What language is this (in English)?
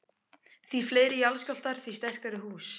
Icelandic